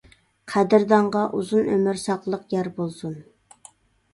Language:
Uyghur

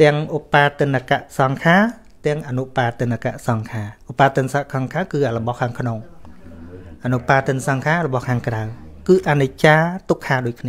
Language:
Thai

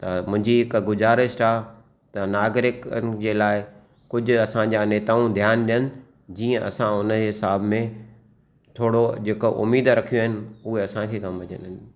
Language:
Sindhi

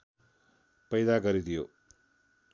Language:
Nepali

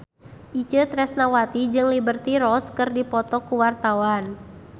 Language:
Sundanese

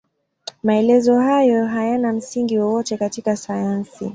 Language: Swahili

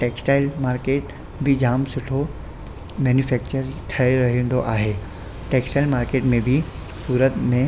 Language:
Sindhi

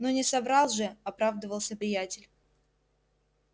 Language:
Russian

